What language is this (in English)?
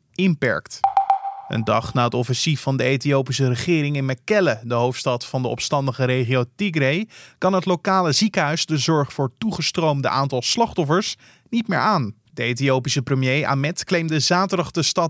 Dutch